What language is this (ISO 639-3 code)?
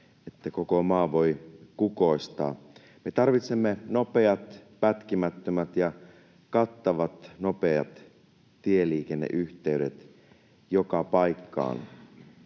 fin